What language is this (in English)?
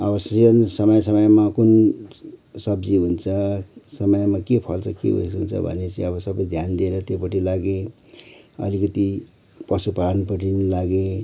Nepali